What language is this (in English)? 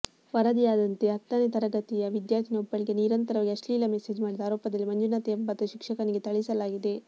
Kannada